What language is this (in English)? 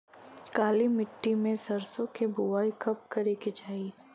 Bhojpuri